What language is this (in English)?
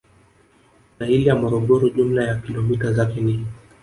Swahili